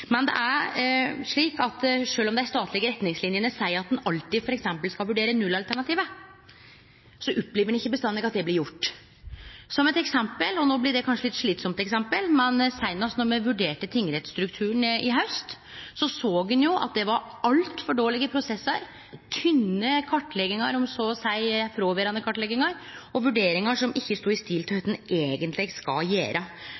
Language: Norwegian Nynorsk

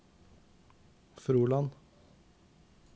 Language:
Norwegian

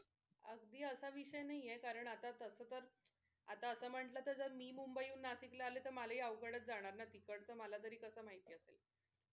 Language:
Marathi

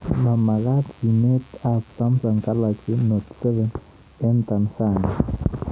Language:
Kalenjin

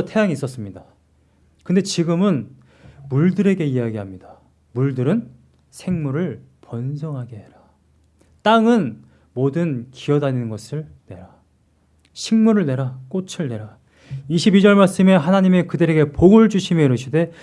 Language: Korean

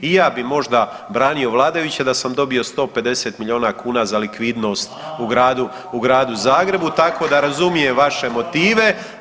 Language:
Croatian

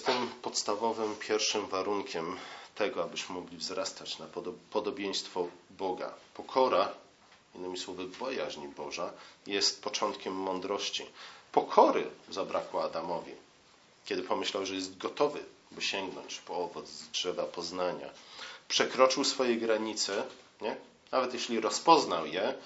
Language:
Polish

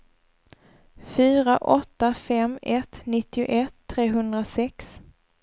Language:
Swedish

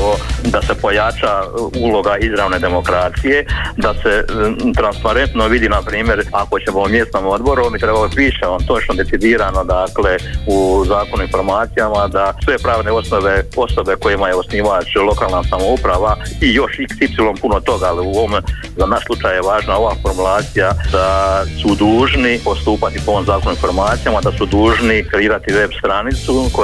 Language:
Croatian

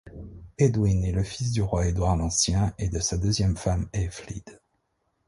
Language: French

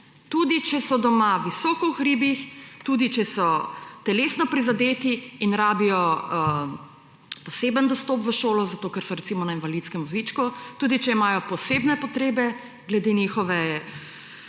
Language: Slovenian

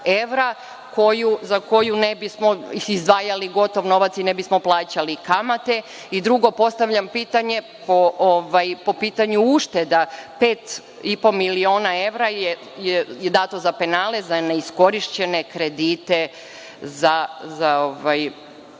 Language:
Serbian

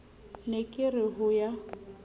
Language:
Southern Sotho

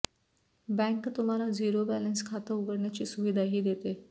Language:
Marathi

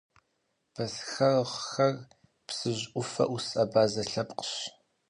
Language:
Kabardian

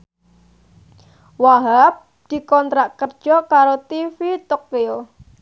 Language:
Javanese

